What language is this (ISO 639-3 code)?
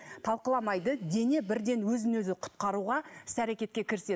kaz